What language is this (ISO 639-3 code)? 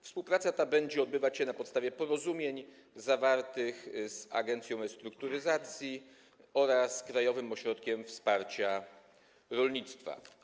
pol